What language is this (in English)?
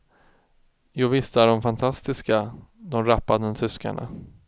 Swedish